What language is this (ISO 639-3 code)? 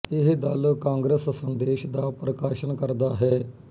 pan